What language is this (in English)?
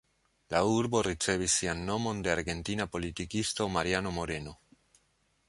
Esperanto